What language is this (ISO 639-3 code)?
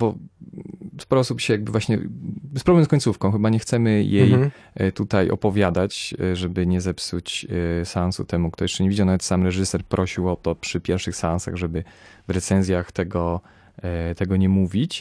pol